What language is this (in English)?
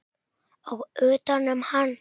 Icelandic